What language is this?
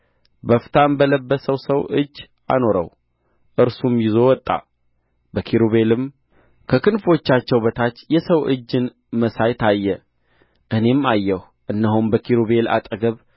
Amharic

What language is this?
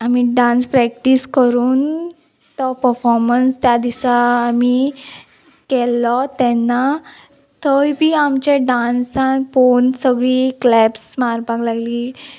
Konkani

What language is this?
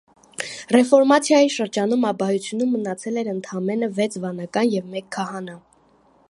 Armenian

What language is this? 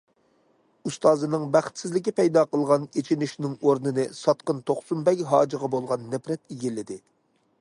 Uyghur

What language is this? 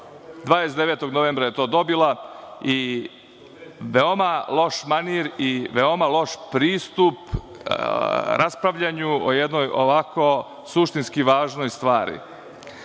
Serbian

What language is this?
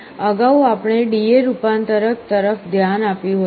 Gujarati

